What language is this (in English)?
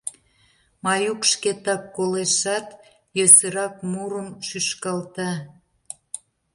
Mari